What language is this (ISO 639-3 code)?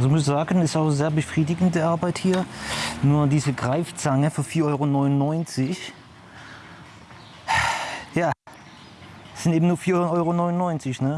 deu